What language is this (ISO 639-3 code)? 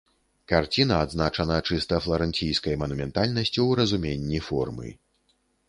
bel